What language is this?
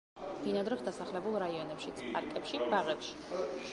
Georgian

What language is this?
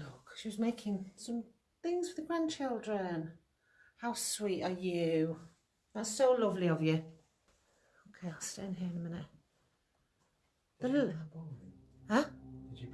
English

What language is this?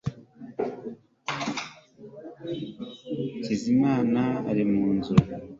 Kinyarwanda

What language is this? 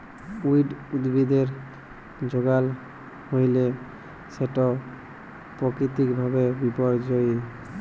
Bangla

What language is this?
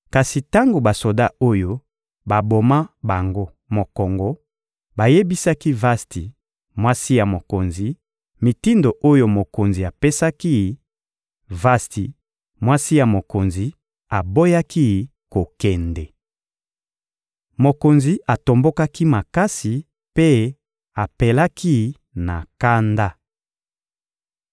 Lingala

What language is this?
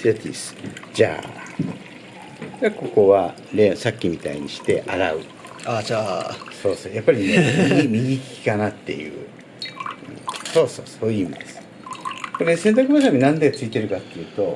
Japanese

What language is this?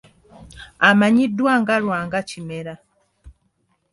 Ganda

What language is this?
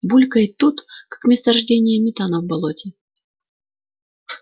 Russian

